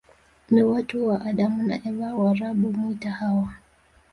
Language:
Swahili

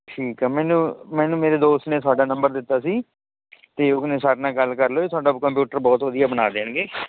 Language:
Punjabi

